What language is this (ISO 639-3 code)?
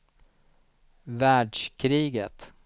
swe